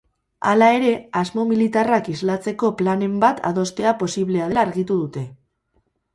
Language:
Basque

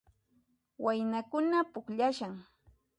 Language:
Puno Quechua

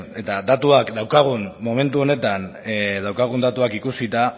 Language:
Basque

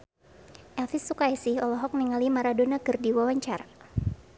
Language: Sundanese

